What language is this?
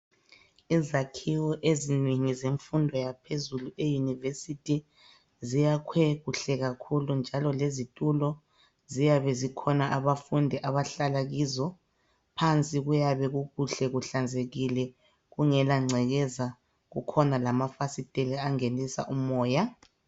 North Ndebele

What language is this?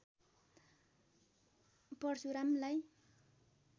Nepali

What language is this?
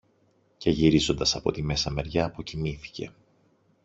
Greek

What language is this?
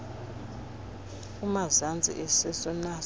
Xhosa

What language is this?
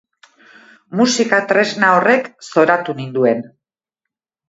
Basque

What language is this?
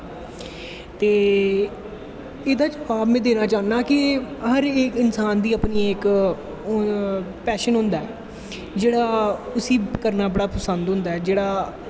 Dogri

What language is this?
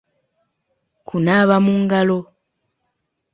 Ganda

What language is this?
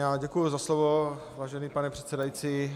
Czech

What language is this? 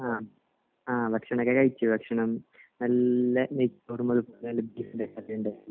Malayalam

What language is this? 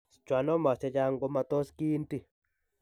Kalenjin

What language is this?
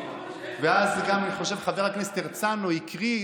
Hebrew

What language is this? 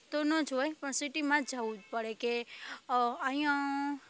Gujarati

